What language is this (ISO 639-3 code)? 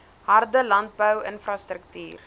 afr